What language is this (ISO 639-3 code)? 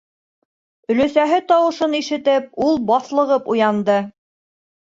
bak